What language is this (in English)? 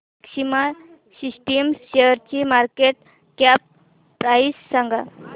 Marathi